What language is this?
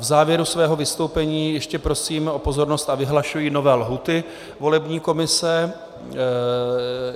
Czech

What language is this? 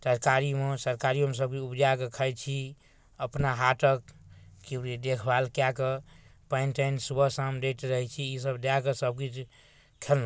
Maithili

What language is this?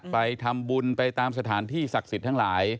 Thai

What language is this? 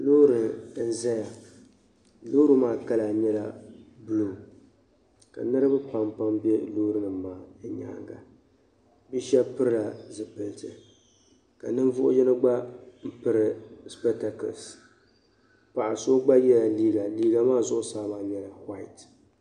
Dagbani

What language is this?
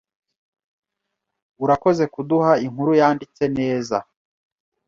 Kinyarwanda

